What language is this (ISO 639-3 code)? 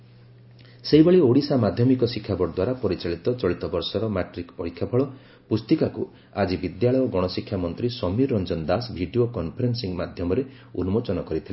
ori